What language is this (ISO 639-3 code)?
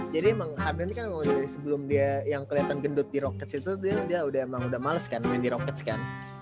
ind